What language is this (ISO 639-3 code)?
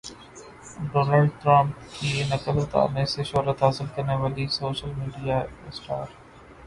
urd